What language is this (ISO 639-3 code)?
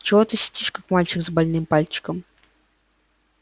rus